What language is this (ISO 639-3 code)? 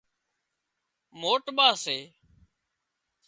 kxp